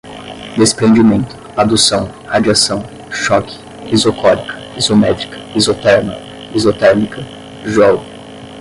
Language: Portuguese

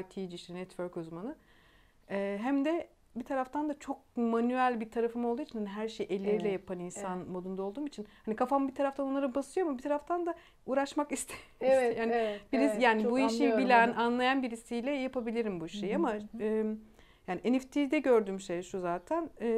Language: Turkish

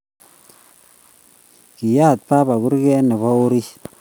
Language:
Kalenjin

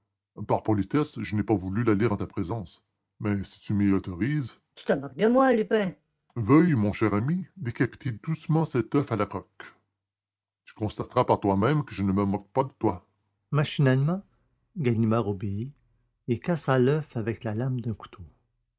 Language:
French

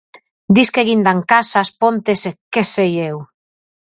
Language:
Galician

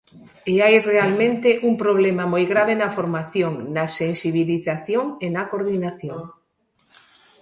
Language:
Galician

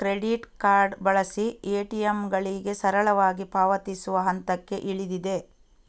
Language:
Kannada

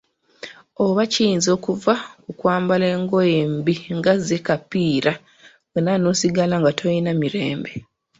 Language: Ganda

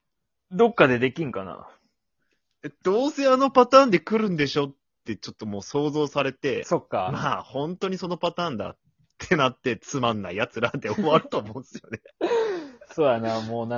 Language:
Japanese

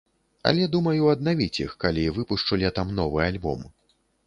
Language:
Belarusian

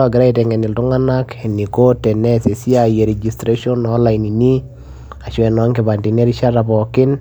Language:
Masai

